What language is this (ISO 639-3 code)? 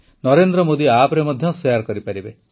ori